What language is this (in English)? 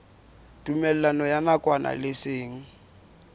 Southern Sotho